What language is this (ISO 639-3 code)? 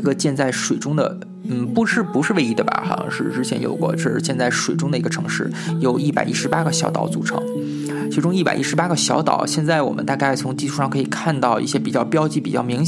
zho